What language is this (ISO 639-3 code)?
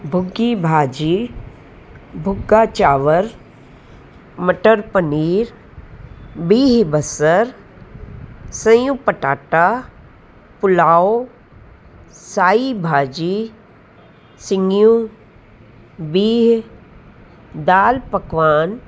snd